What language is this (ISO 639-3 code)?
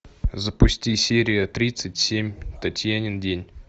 rus